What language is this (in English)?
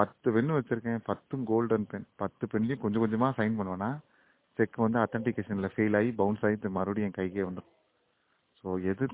Tamil